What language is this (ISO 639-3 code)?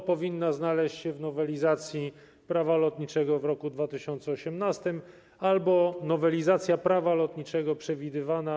pol